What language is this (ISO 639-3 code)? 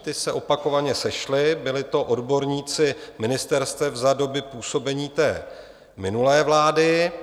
ces